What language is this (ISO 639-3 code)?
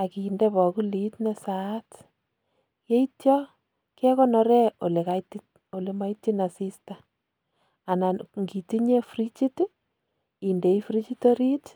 kln